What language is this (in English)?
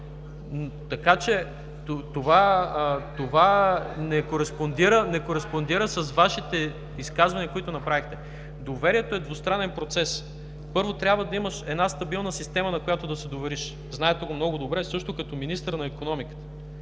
Bulgarian